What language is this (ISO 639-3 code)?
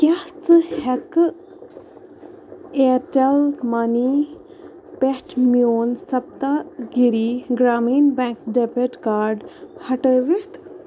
kas